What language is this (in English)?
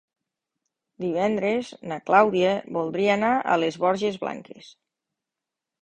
Catalan